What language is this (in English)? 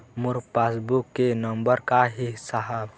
Chhattisgarhi